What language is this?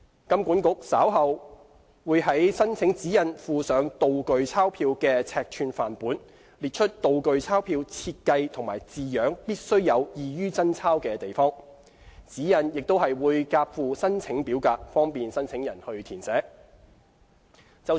Cantonese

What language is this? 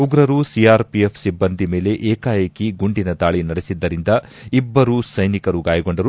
Kannada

